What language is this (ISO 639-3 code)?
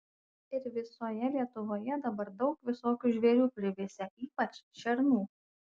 lit